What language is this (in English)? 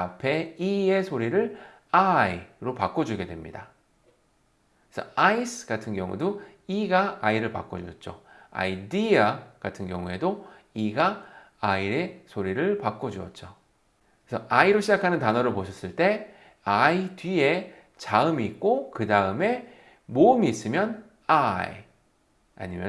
Korean